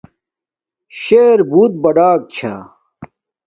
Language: Domaaki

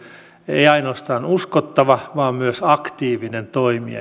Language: Finnish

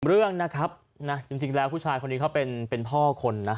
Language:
Thai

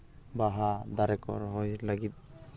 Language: Santali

